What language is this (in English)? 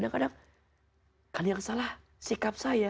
Indonesian